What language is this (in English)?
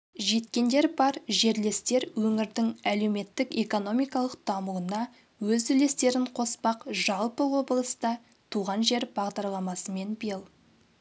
Kazakh